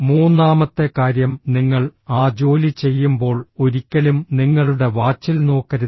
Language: Malayalam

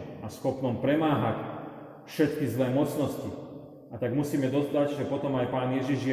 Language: Slovak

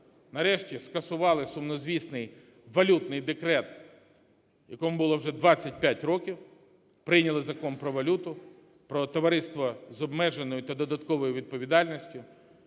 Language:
Ukrainian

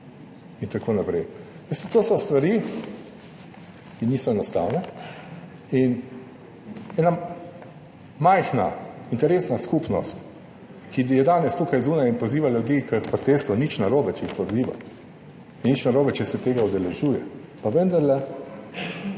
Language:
Slovenian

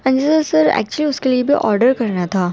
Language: Urdu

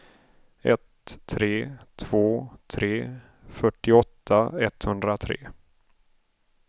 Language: Swedish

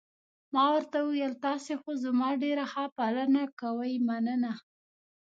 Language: Pashto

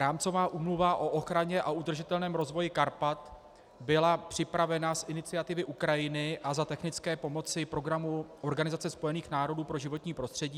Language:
Czech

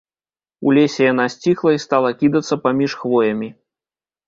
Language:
Belarusian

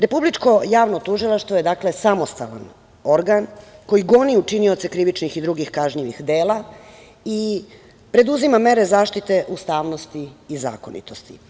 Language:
Serbian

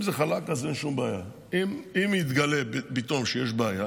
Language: Hebrew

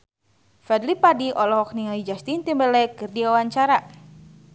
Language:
Sundanese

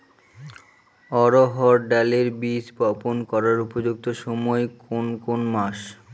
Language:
Bangla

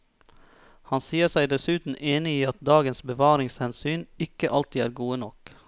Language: Norwegian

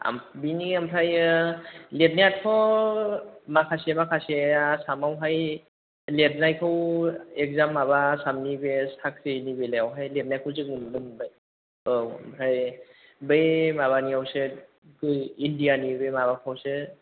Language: Bodo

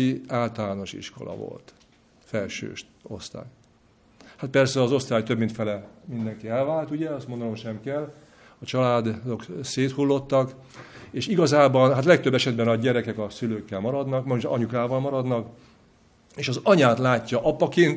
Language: Hungarian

